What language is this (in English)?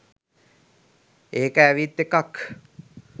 Sinhala